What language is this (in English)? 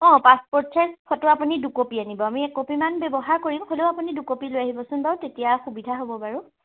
Assamese